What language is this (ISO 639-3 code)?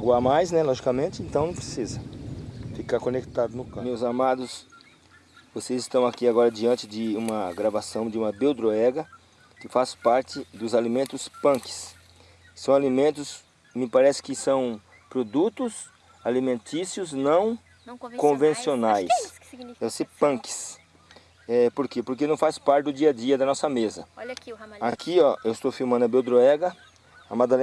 por